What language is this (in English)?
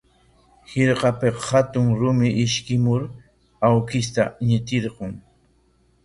Corongo Ancash Quechua